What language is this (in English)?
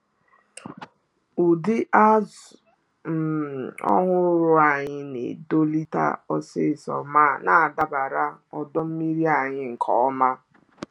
Igbo